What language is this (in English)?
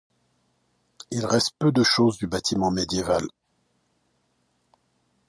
French